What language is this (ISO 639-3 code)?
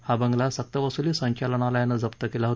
mar